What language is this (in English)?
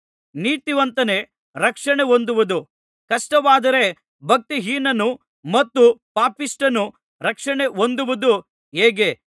Kannada